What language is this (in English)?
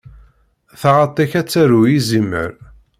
Kabyle